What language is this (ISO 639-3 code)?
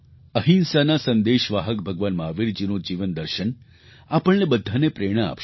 guj